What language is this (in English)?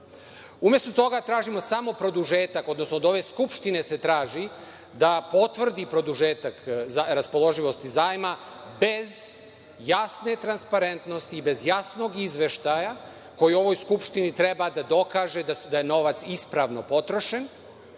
Serbian